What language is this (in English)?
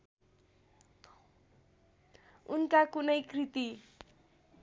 Nepali